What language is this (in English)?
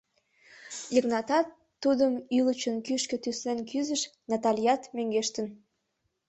Mari